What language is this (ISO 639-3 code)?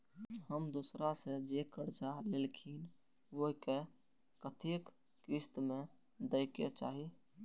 mai